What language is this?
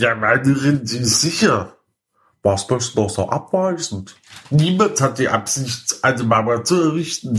German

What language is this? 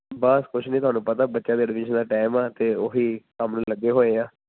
Punjabi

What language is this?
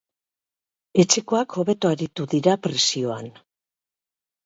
Basque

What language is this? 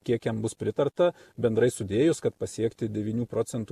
Lithuanian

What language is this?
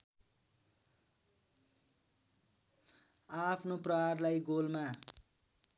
Nepali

